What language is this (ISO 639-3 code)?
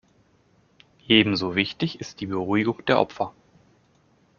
deu